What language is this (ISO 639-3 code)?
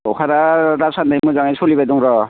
brx